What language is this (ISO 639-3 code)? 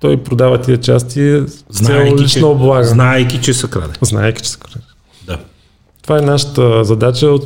bul